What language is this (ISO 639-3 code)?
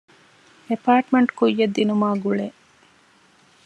div